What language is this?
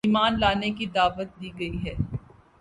Urdu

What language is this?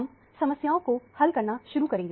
Hindi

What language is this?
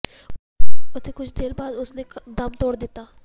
Punjabi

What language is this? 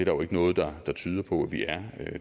Danish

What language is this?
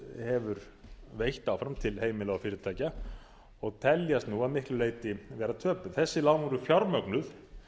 Icelandic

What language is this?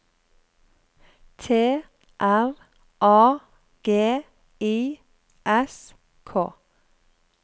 Norwegian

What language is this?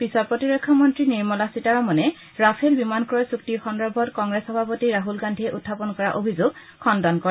Assamese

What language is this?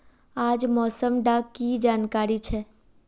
Magahi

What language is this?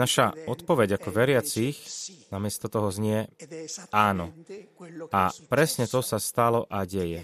Slovak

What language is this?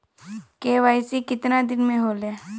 Bhojpuri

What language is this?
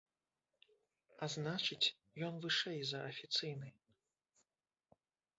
Belarusian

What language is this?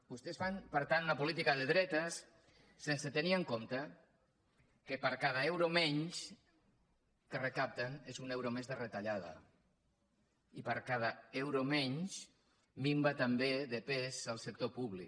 Catalan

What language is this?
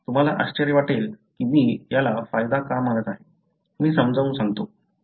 Marathi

